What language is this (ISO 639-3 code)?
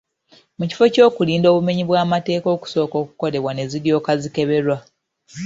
lug